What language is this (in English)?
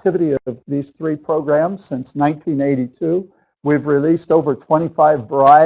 English